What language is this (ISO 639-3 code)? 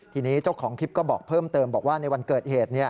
tha